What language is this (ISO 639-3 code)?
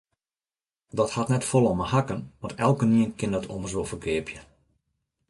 fry